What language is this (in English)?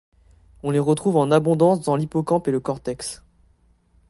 French